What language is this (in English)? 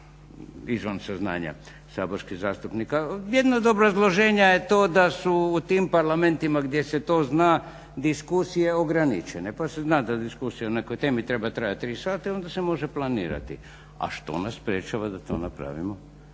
Croatian